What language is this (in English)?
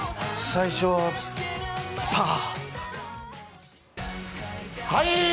Japanese